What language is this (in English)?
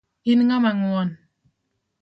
Luo (Kenya and Tanzania)